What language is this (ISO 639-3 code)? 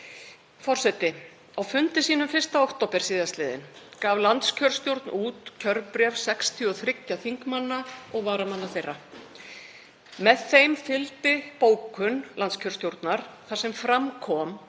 isl